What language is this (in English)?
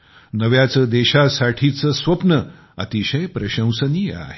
Marathi